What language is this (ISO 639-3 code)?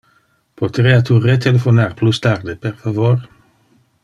ina